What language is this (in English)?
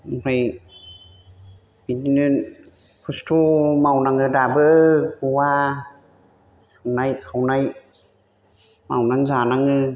Bodo